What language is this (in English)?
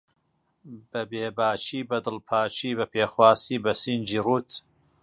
Central Kurdish